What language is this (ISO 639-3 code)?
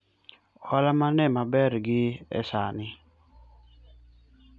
luo